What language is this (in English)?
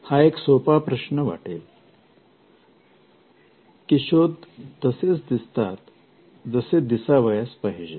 Marathi